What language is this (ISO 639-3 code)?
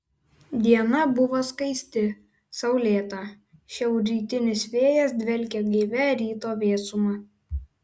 lit